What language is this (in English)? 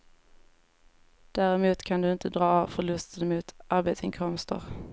Swedish